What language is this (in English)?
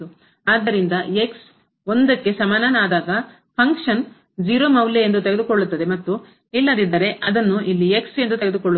Kannada